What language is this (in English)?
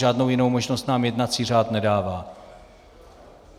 Czech